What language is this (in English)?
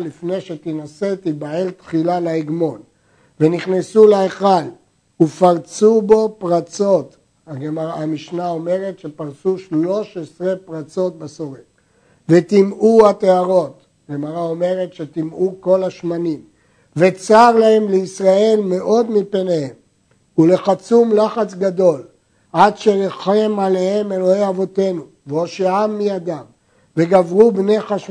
Hebrew